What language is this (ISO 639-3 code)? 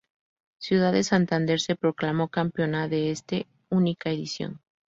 spa